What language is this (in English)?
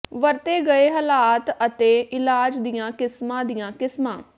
Punjabi